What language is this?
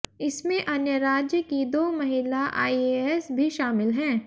Hindi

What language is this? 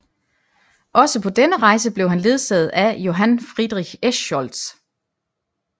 Danish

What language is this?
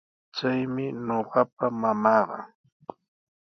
Sihuas Ancash Quechua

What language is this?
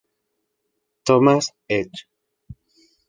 Spanish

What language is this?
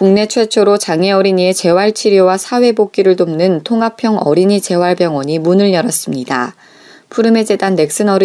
Korean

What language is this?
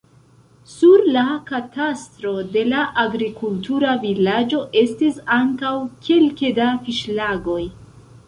Esperanto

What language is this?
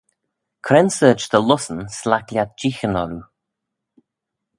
Manx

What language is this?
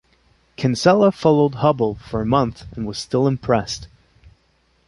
English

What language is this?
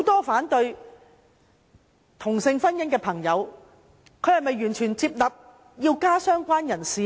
Cantonese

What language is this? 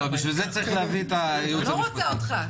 Hebrew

